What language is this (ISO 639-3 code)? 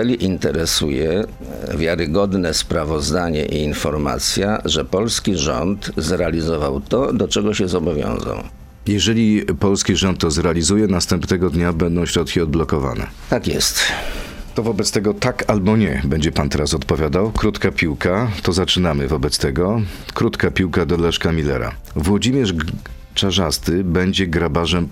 pol